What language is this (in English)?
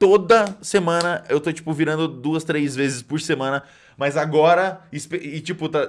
Portuguese